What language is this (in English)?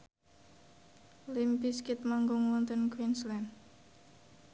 Javanese